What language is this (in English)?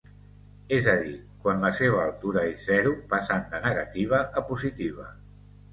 Catalan